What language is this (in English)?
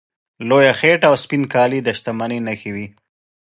Pashto